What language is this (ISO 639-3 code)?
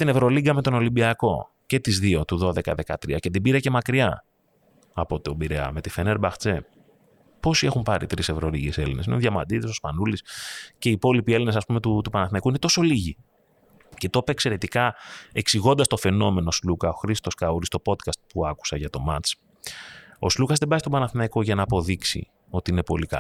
ell